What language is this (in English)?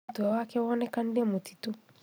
Kikuyu